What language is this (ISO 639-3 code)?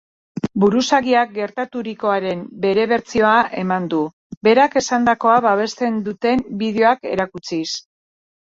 eus